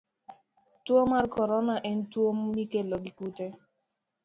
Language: Luo (Kenya and Tanzania)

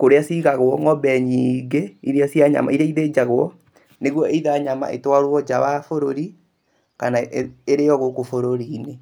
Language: Kikuyu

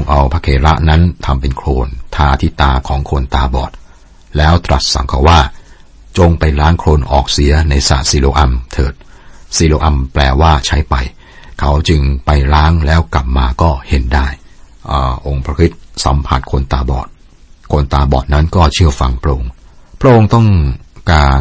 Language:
Thai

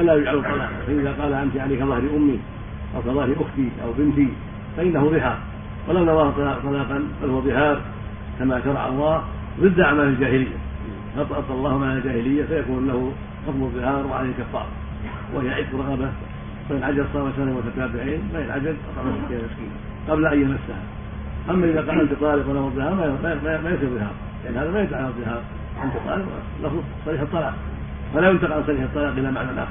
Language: Arabic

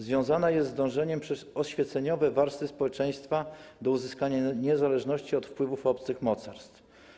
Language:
Polish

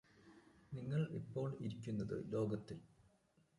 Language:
Malayalam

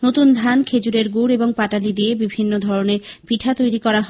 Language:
Bangla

